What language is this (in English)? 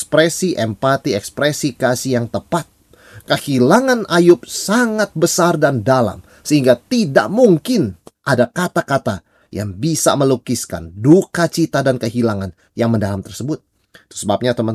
Indonesian